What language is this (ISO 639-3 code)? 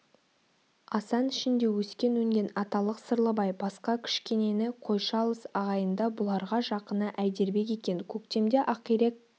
kaz